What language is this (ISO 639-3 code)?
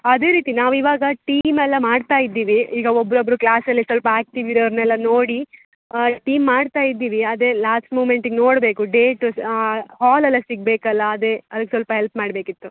kan